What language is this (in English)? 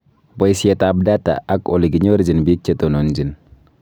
Kalenjin